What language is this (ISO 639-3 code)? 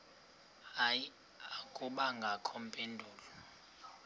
xho